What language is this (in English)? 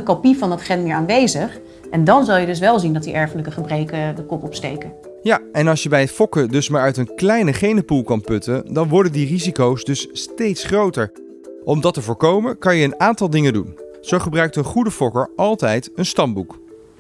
Dutch